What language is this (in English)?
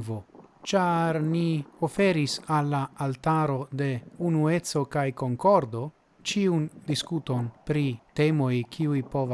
Italian